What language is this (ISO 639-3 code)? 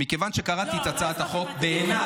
heb